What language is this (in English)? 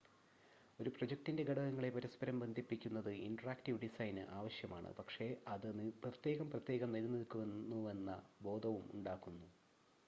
Malayalam